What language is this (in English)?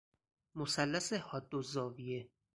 Persian